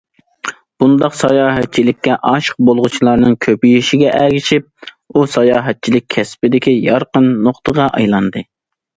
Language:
Uyghur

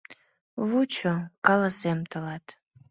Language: Mari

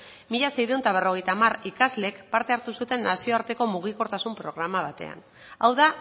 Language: Basque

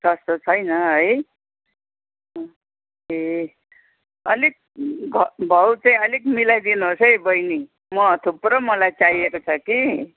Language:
Nepali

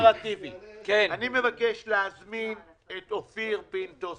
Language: Hebrew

